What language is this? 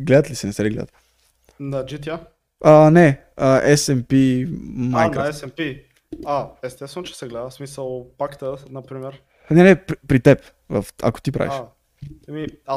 Bulgarian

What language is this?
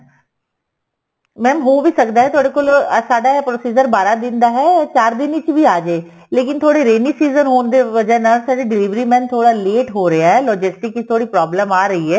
Punjabi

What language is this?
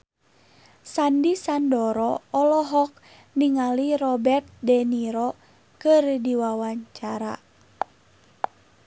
Sundanese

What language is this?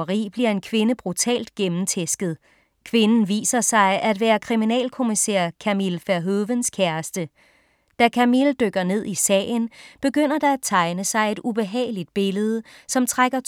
Danish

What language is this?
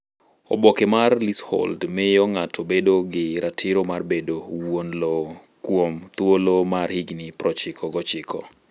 Luo (Kenya and Tanzania)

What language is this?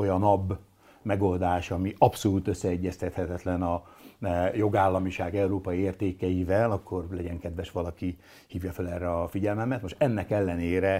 Hungarian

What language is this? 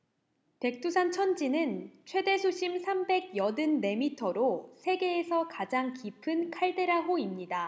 Korean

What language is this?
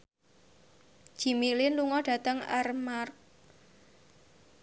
Javanese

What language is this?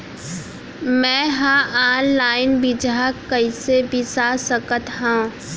Chhattisgarhi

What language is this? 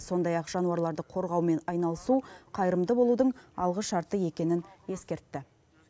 Kazakh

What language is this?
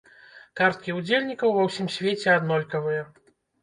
Belarusian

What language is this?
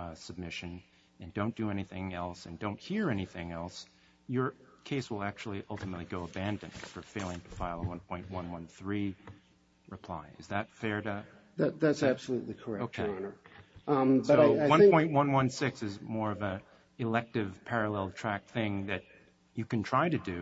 English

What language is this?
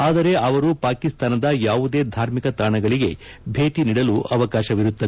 Kannada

